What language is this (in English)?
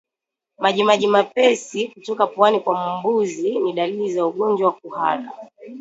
Swahili